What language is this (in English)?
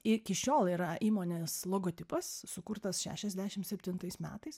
Lithuanian